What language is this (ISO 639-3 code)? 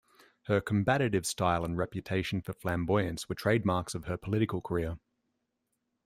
eng